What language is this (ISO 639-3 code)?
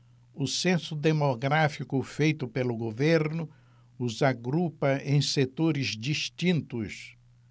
por